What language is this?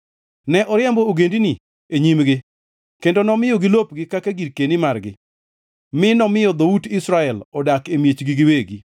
Luo (Kenya and Tanzania)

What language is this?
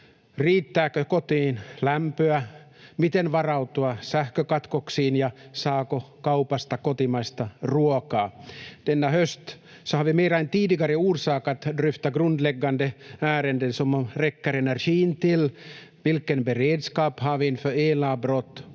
Finnish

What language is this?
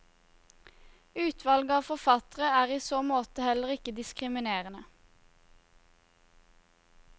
Norwegian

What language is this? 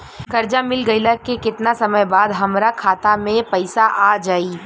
Bhojpuri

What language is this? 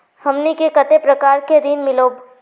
Magahi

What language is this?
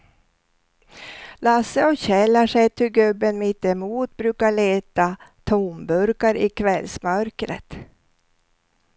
Swedish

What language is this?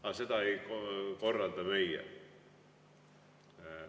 Estonian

